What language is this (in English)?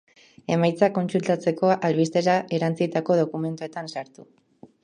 Basque